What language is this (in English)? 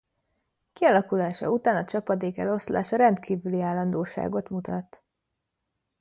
Hungarian